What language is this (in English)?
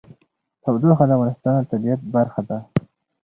Pashto